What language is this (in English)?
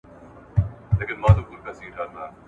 Pashto